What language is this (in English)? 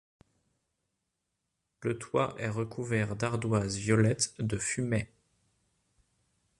French